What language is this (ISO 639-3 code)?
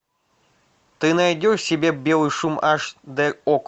rus